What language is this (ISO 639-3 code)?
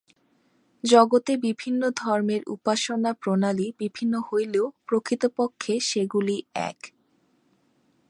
ben